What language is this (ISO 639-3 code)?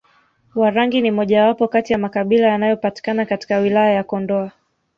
swa